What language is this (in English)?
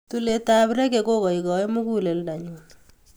Kalenjin